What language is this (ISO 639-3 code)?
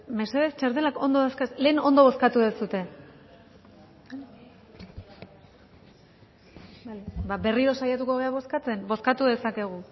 eus